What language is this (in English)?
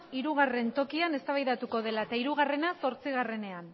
Basque